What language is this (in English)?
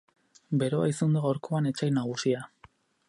Basque